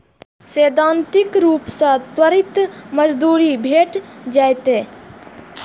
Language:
Maithili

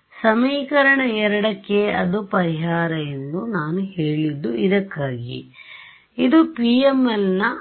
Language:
Kannada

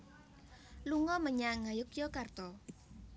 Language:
Javanese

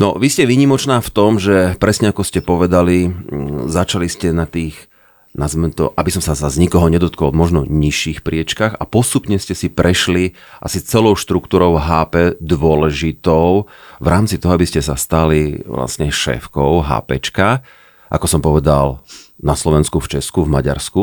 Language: Slovak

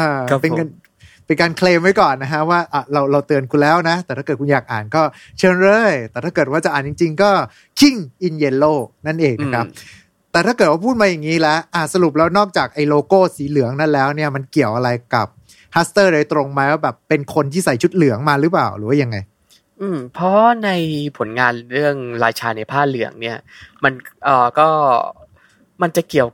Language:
Thai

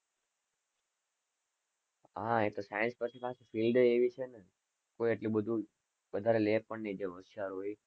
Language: Gujarati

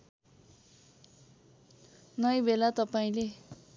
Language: Nepali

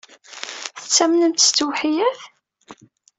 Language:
Kabyle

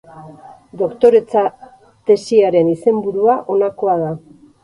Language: Basque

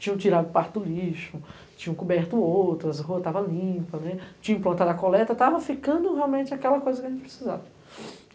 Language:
Portuguese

